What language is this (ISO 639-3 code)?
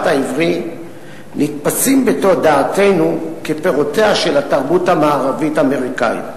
heb